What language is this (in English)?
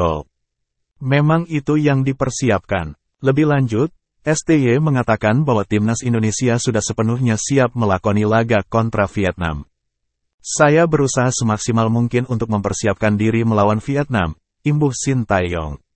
Indonesian